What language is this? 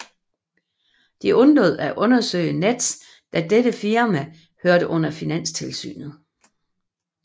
Danish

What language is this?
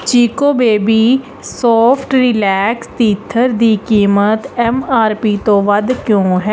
Punjabi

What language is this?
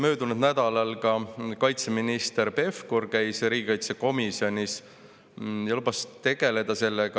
Estonian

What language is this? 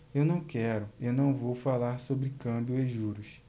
Portuguese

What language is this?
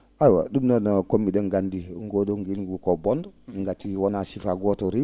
Fula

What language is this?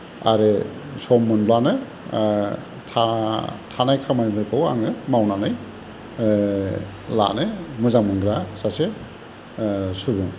Bodo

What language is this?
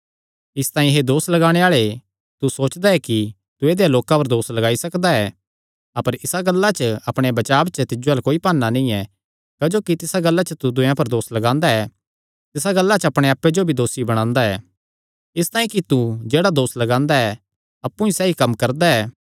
Kangri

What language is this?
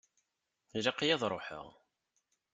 Kabyle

